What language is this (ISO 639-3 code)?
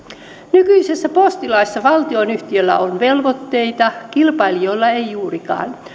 fin